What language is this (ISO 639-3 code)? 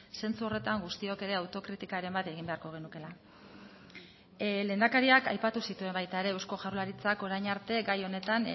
eus